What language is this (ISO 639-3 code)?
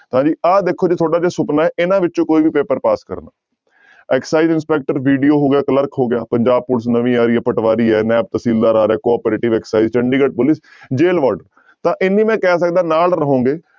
pan